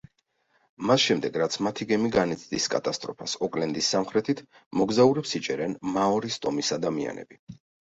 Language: Georgian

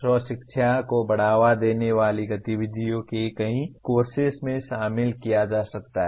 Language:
Hindi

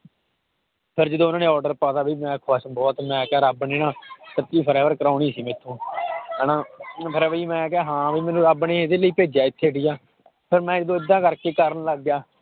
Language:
Punjabi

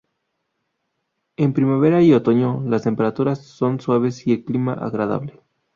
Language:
Spanish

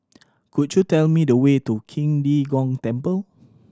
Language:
English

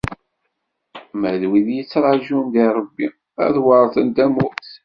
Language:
Kabyle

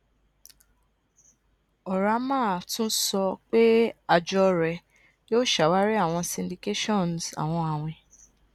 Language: Yoruba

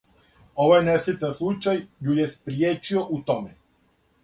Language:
Serbian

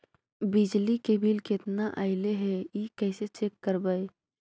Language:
Magahi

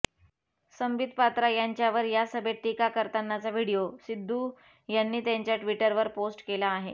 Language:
Marathi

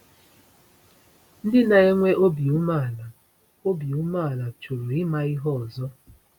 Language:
Igbo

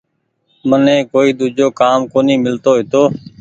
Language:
Goaria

